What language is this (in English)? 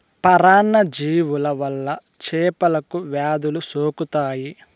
Telugu